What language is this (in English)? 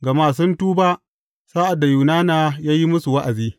Hausa